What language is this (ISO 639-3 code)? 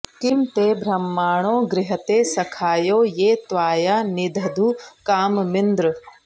san